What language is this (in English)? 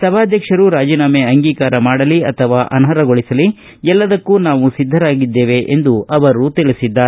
Kannada